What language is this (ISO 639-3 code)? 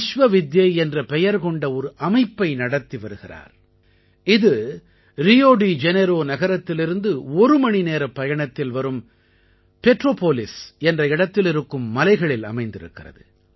tam